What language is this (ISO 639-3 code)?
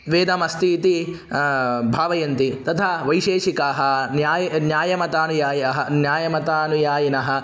san